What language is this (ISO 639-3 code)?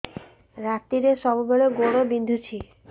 ori